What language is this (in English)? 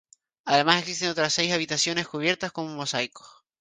Spanish